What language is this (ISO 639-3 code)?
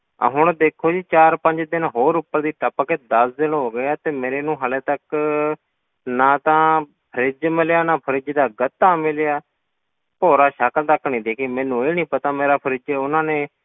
pan